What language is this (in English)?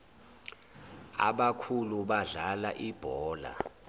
Zulu